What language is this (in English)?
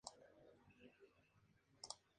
Spanish